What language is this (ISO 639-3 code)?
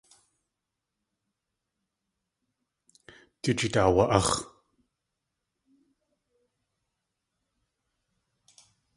tli